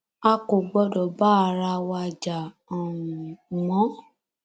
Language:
Yoruba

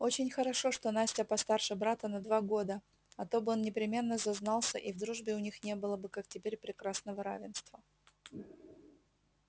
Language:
Russian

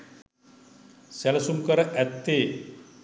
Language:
Sinhala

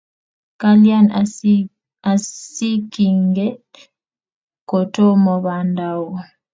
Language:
Kalenjin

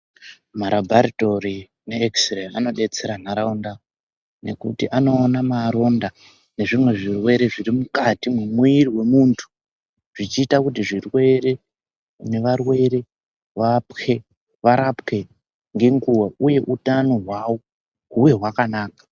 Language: Ndau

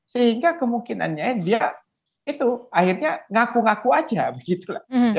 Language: Indonesian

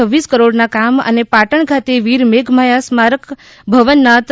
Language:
Gujarati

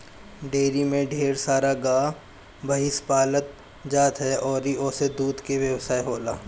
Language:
Bhojpuri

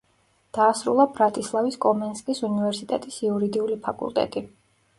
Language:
Georgian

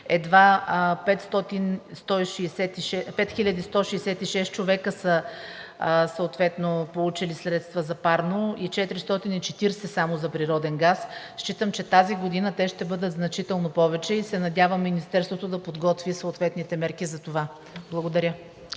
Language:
Bulgarian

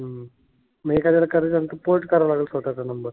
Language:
Marathi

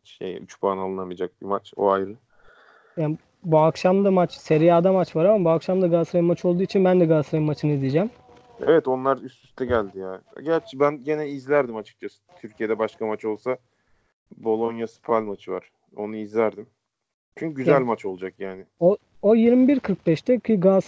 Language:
Turkish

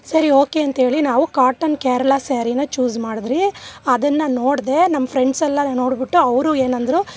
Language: Kannada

